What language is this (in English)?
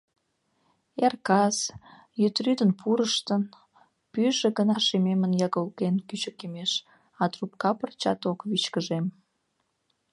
Mari